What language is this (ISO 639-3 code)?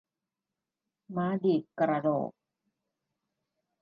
tha